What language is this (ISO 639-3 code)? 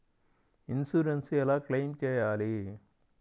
tel